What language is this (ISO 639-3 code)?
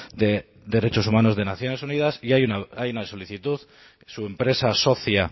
spa